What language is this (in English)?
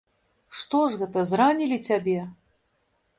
Belarusian